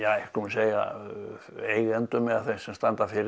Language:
Icelandic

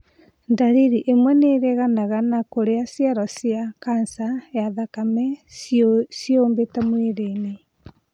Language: Kikuyu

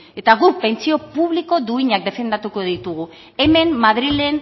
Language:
Basque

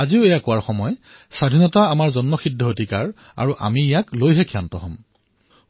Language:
Assamese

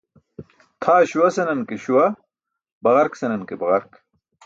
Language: Burushaski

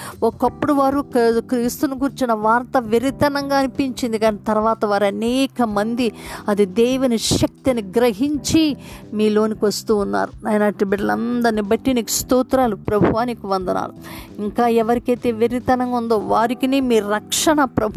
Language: Telugu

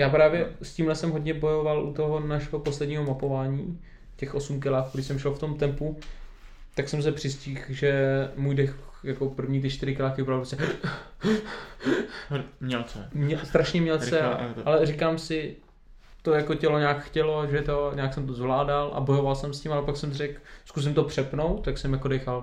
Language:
Czech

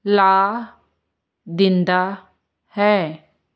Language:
Punjabi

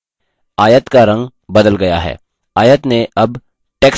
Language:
Hindi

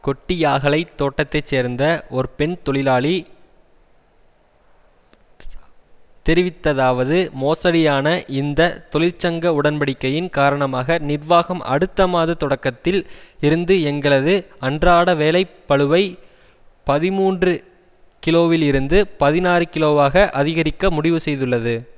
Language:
Tamil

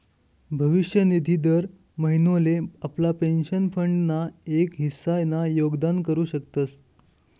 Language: Marathi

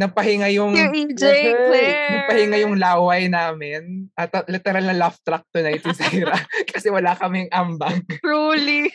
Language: Filipino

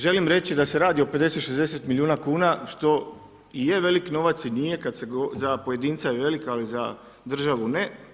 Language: Croatian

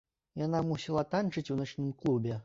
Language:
Belarusian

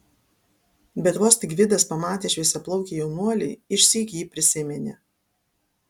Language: Lithuanian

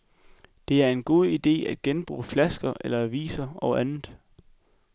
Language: Danish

